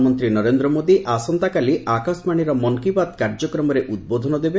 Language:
Odia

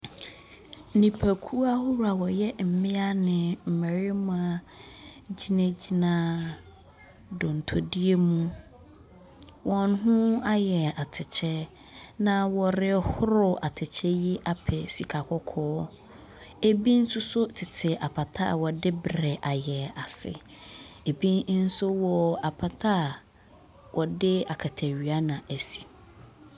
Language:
Akan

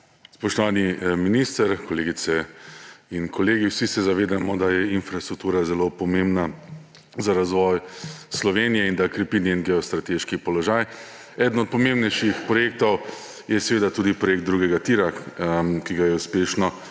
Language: Slovenian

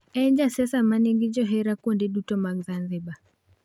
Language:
Luo (Kenya and Tanzania)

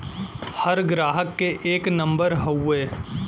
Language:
Bhojpuri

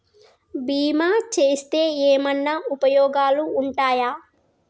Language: Telugu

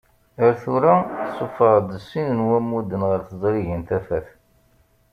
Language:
Kabyle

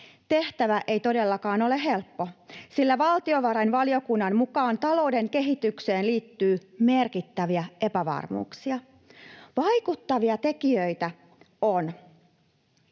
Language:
Finnish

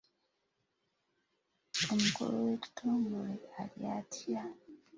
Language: Ganda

